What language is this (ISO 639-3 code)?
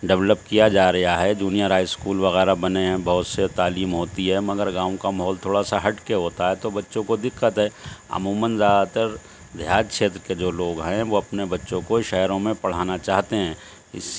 urd